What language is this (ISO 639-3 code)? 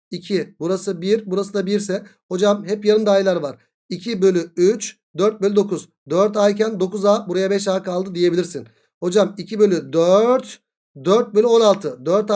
tur